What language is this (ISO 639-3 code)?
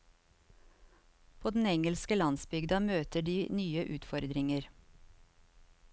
nor